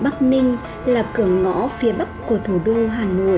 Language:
Vietnamese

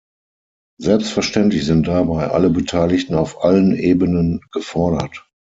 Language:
German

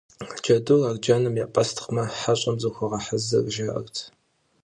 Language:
Kabardian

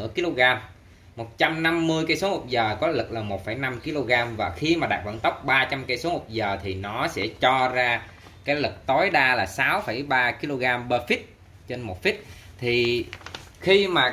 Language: Vietnamese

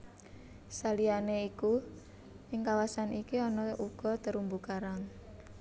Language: Javanese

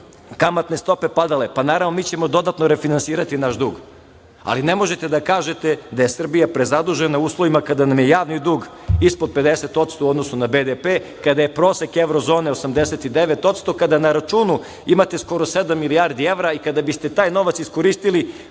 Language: Serbian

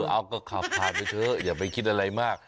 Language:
Thai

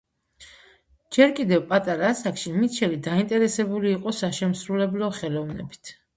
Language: Georgian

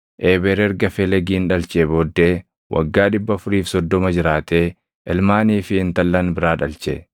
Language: Oromo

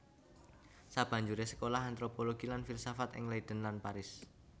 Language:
Javanese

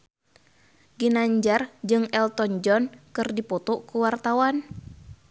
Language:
Sundanese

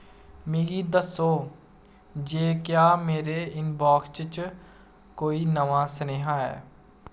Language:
Dogri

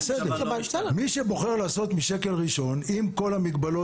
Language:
Hebrew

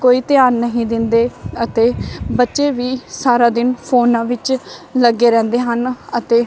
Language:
Punjabi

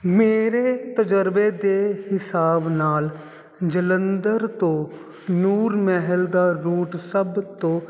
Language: Punjabi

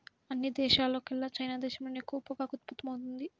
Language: Telugu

